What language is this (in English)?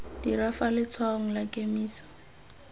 Tswana